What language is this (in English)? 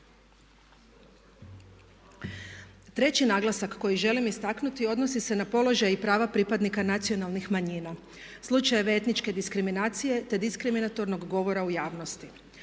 Croatian